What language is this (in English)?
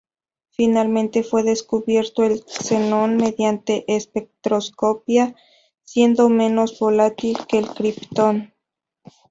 Spanish